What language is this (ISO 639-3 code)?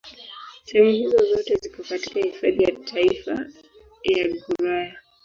swa